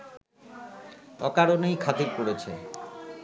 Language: Bangla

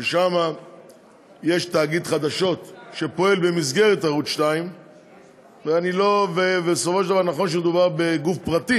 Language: Hebrew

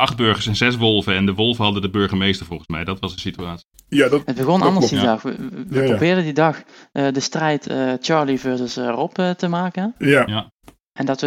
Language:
Dutch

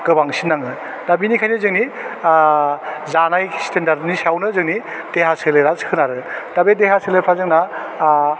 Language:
Bodo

